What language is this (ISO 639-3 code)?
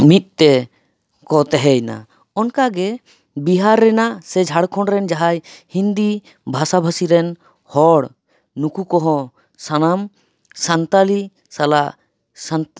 sat